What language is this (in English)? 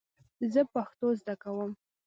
Pashto